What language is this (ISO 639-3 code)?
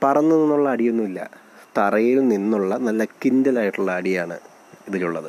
mal